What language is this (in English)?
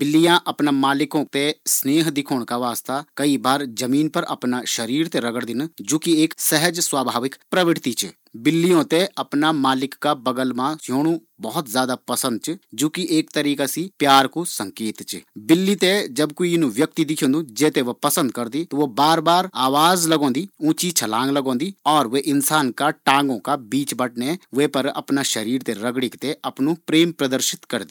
Garhwali